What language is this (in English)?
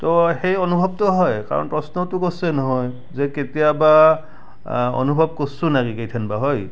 Assamese